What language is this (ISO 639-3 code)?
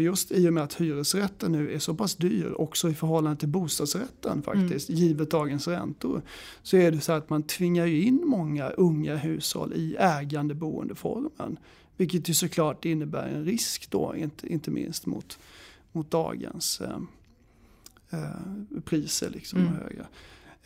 swe